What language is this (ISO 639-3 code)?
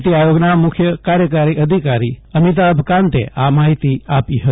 guj